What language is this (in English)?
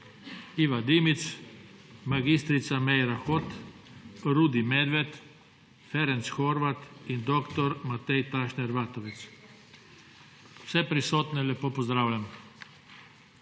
Slovenian